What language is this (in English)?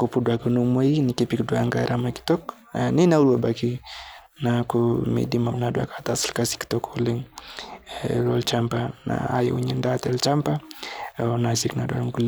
Masai